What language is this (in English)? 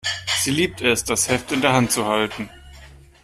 German